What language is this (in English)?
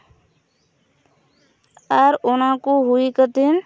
Santali